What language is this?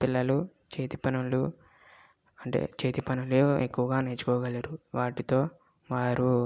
Telugu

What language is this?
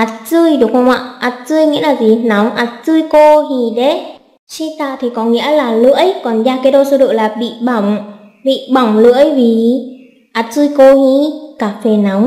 Vietnamese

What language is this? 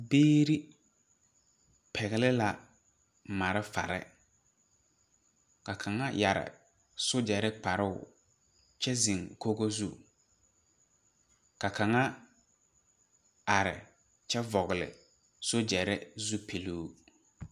Southern Dagaare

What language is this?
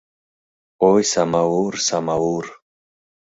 Mari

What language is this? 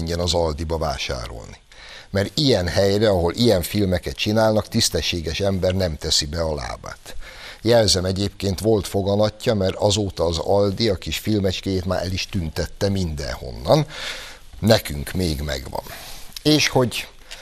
Hungarian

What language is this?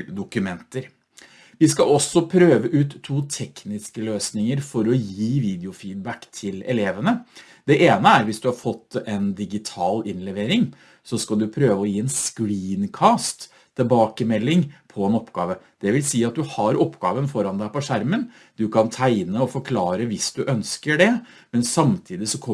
Norwegian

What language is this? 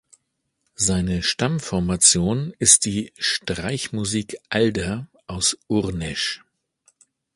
German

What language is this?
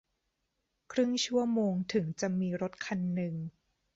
Thai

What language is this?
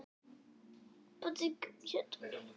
Icelandic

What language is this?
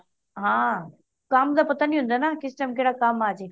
Punjabi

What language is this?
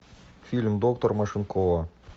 Russian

